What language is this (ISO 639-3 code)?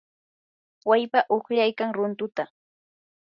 qur